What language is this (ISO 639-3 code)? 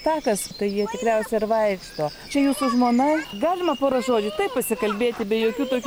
lit